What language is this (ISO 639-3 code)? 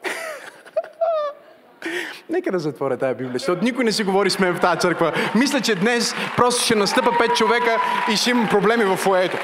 bul